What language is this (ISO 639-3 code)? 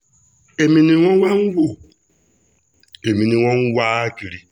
yor